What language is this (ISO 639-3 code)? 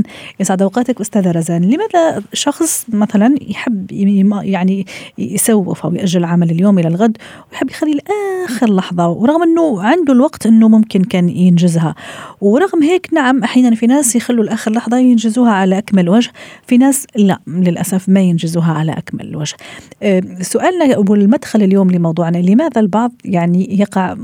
ara